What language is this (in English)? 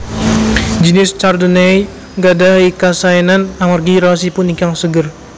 Javanese